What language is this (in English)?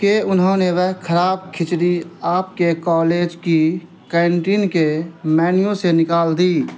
Urdu